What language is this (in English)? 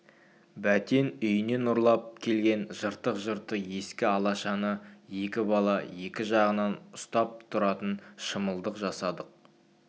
Kazakh